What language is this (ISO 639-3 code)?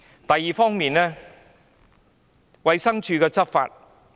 yue